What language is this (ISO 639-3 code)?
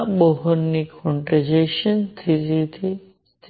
guj